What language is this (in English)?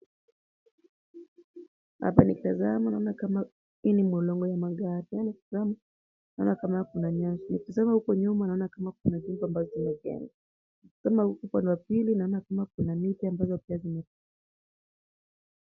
Swahili